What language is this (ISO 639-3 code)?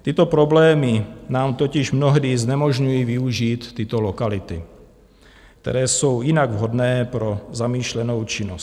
ces